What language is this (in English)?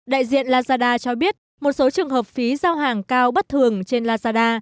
Vietnamese